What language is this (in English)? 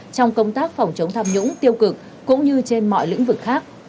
Vietnamese